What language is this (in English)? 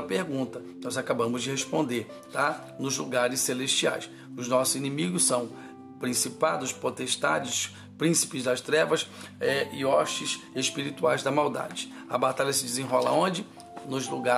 Portuguese